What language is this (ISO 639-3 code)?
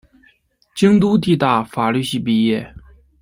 zho